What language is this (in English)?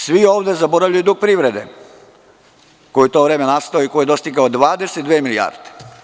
Serbian